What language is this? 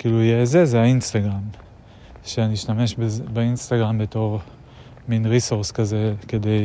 Hebrew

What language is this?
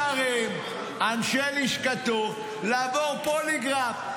Hebrew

